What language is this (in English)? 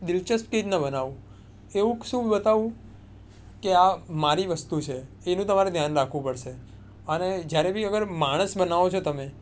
Gujarati